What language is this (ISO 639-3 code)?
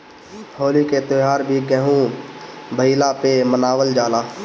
bho